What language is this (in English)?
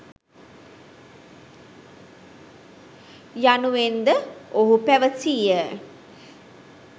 Sinhala